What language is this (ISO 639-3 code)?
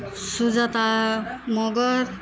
nep